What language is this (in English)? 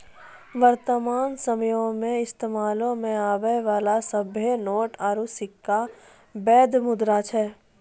Maithili